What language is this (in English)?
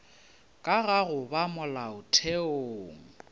Northern Sotho